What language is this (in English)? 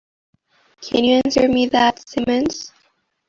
English